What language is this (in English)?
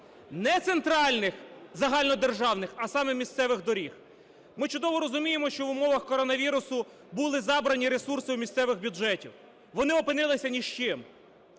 Ukrainian